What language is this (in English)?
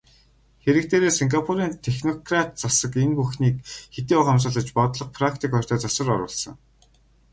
Mongolian